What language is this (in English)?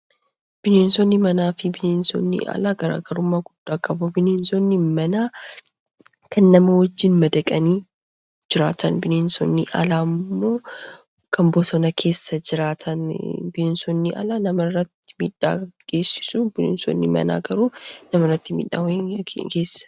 Oromo